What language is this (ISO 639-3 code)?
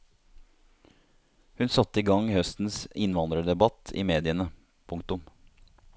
nor